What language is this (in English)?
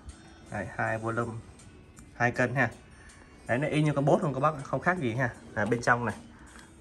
Vietnamese